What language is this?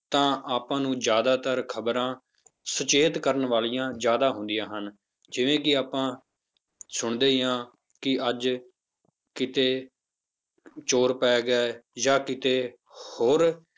Punjabi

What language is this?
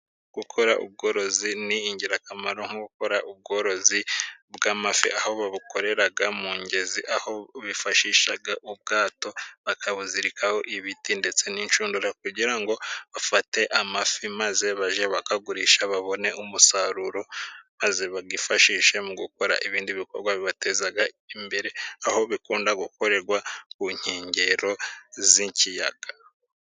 Kinyarwanda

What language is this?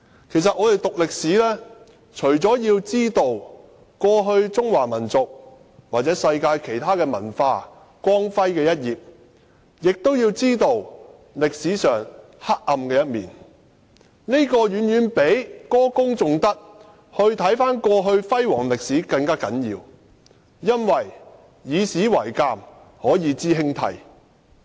Cantonese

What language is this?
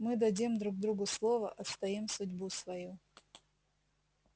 Russian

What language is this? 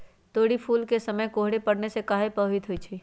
Magahi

